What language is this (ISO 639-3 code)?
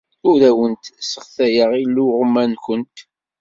kab